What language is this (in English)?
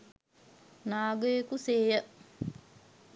Sinhala